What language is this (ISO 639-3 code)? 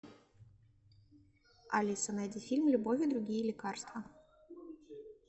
rus